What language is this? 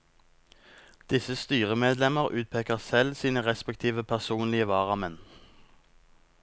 Norwegian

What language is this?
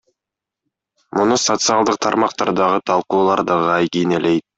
Kyrgyz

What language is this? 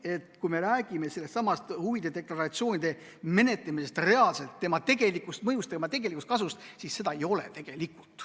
Estonian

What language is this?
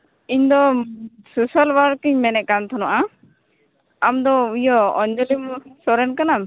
Santali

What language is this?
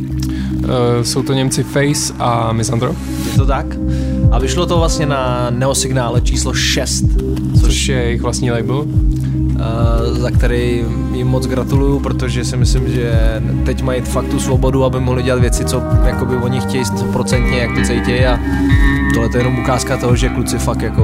Czech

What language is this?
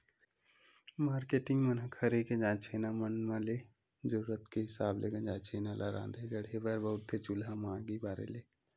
Chhattisgarhi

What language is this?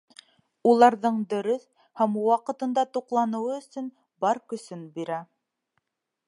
Bashkir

